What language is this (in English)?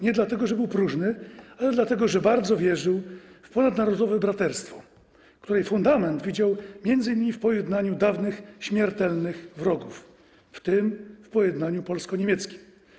Polish